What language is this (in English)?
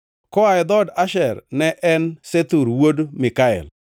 Luo (Kenya and Tanzania)